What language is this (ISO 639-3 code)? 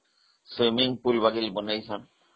ori